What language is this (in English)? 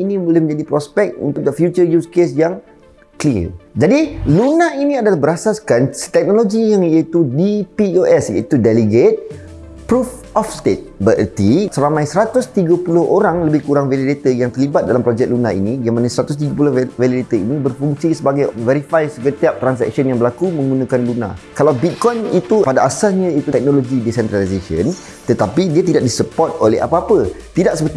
Malay